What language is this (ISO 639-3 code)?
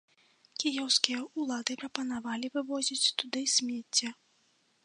bel